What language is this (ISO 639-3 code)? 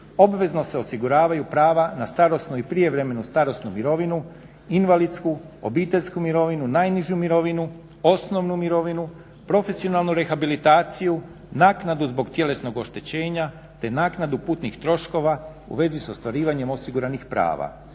hrv